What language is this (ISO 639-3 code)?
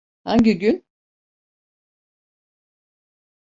tur